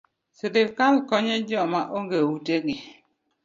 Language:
Luo (Kenya and Tanzania)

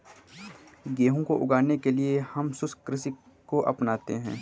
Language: Hindi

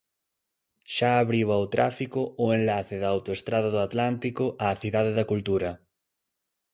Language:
Galician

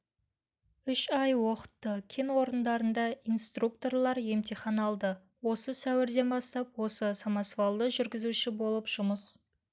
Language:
Kazakh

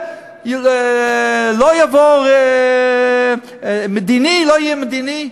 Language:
Hebrew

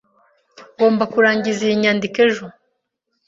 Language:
Kinyarwanda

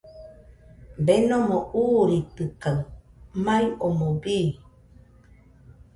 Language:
Nüpode Huitoto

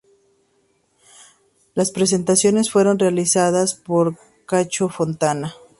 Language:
Spanish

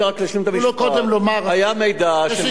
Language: Hebrew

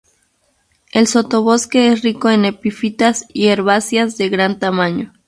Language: Spanish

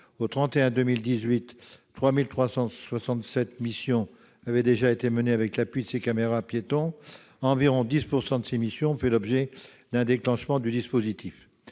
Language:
French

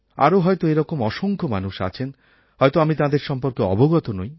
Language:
Bangla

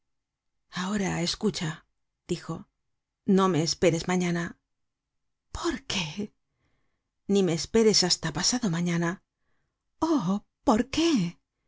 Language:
Spanish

